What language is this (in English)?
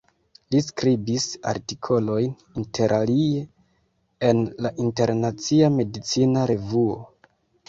Esperanto